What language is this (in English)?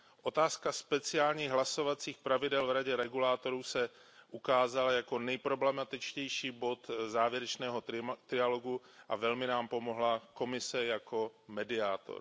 Czech